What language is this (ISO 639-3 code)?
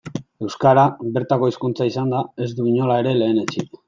eus